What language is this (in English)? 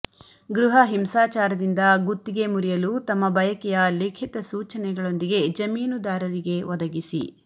Kannada